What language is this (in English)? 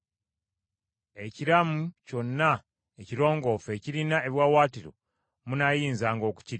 Ganda